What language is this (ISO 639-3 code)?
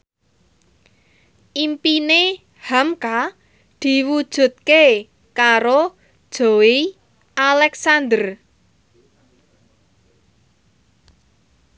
jav